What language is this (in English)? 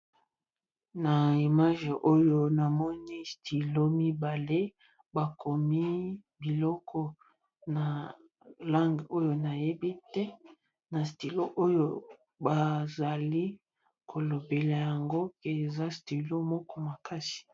Lingala